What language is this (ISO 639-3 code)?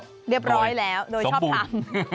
tha